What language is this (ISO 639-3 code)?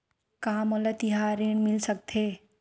hne